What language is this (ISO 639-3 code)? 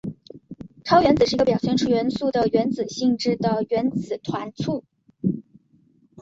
zho